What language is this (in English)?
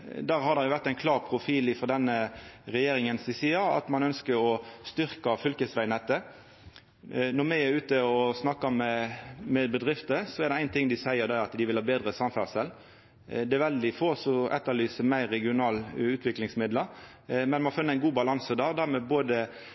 Norwegian Nynorsk